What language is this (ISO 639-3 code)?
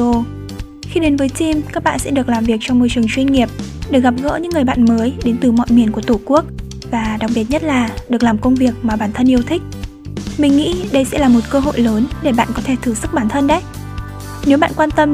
vie